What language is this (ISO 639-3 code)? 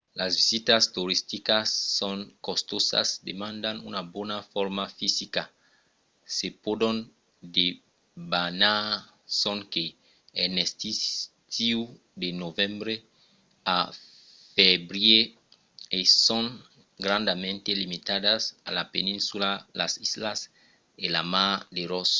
oci